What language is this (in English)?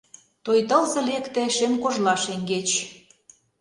Mari